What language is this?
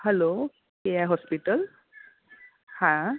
Gujarati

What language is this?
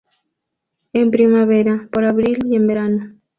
Spanish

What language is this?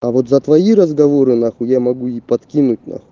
Russian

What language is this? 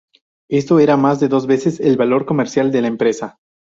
Spanish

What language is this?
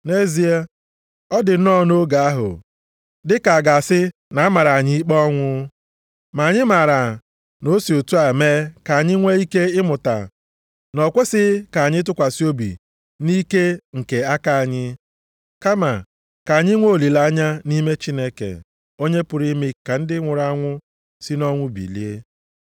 Igbo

